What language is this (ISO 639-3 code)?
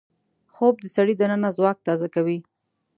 pus